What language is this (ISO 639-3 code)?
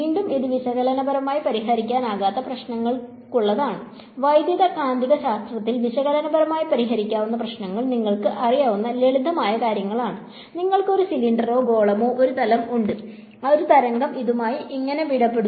mal